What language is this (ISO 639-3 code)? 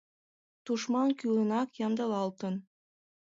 chm